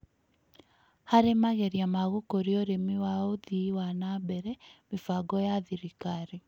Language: Kikuyu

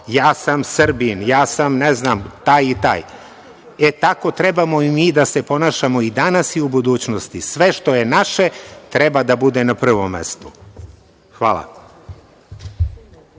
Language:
Serbian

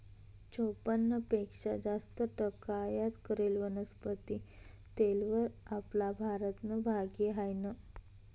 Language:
Marathi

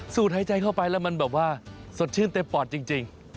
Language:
Thai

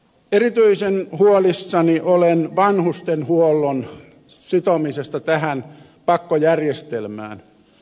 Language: Finnish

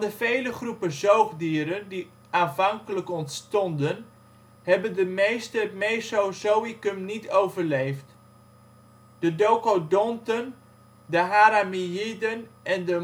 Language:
Dutch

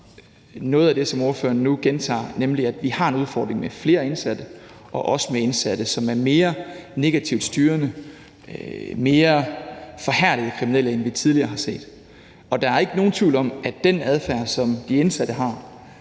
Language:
Danish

